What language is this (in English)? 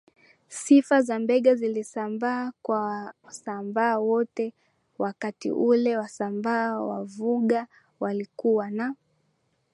Swahili